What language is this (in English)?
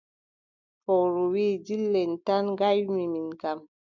Adamawa Fulfulde